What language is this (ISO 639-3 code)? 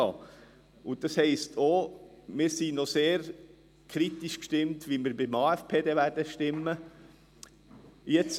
gsw